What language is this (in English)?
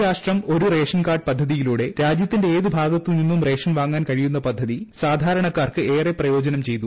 Malayalam